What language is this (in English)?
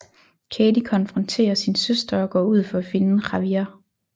Danish